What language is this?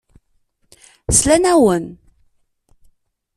Kabyle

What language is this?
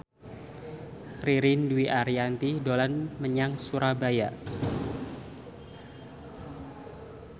Javanese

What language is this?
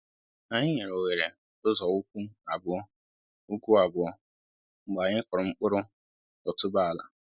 Igbo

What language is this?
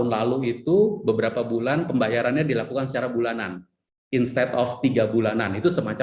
Indonesian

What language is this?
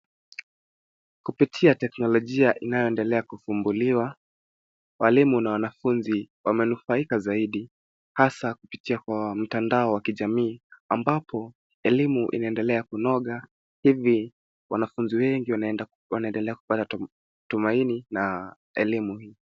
Swahili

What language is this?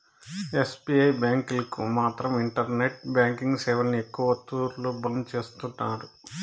Telugu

